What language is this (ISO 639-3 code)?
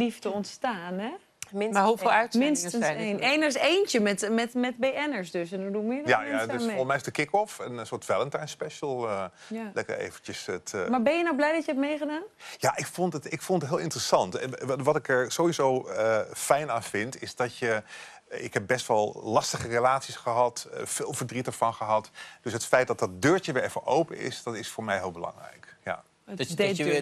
nld